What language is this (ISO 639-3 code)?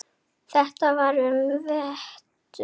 isl